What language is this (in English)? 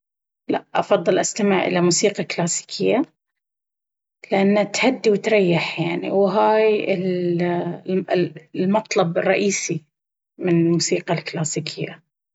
Baharna Arabic